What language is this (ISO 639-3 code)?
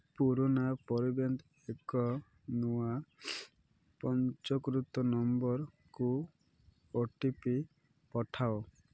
ori